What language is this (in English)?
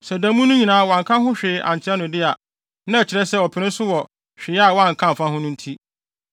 Akan